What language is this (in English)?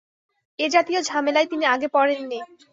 Bangla